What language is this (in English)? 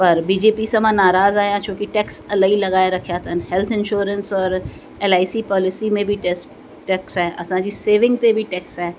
Sindhi